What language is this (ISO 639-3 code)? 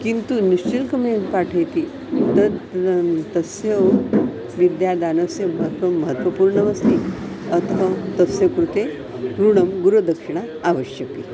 san